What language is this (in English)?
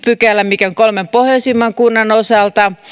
Finnish